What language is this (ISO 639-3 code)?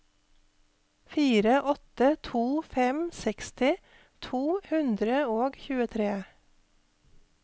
nor